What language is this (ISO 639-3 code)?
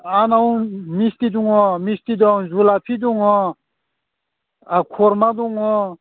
brx